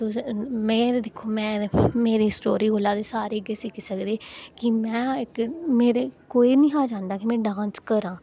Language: Dogri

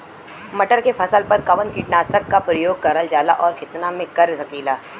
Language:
Bhojpuri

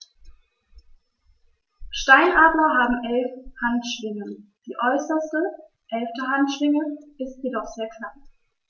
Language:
German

